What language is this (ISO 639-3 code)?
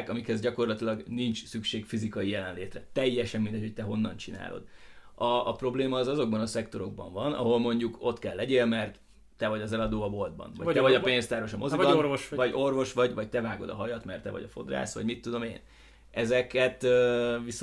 hun